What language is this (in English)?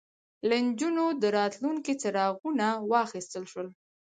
Pashto